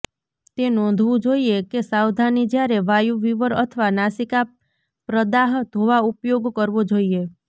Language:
Gujarati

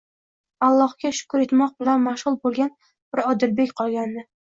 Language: Uzbek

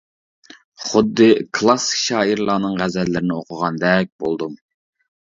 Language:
Uyghur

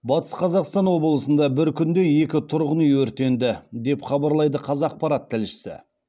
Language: Kazakh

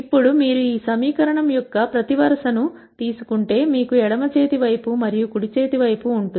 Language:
Telugu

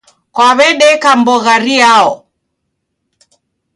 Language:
Taita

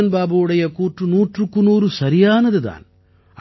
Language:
Tamil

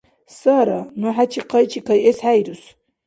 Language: Dargwa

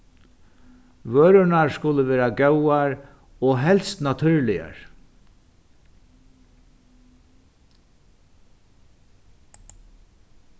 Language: Faroese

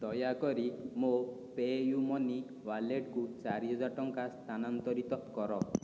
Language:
Odia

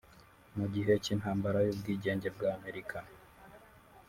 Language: Kinyarwanda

